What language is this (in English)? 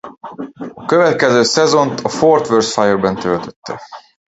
Hungarian